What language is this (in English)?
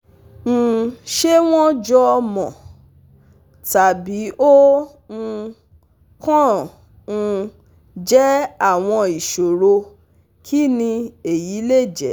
Yoruba